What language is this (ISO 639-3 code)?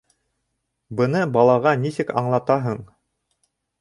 bak